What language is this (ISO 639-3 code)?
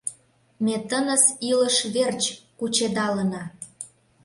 chm